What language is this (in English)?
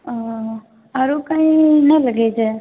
Maithili